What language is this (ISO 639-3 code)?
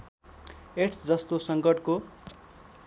nep